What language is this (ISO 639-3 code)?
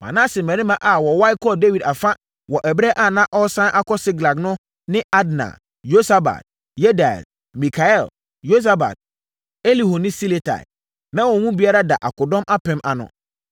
aka